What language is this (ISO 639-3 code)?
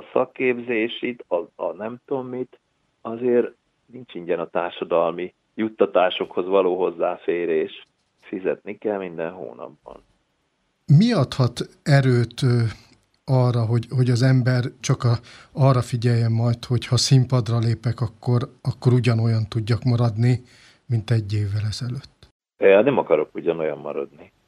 hun